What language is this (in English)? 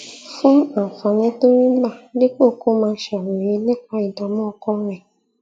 Yoruba